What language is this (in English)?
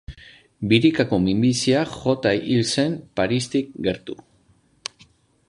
Basque